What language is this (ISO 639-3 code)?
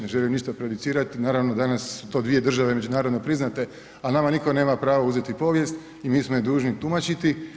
hrv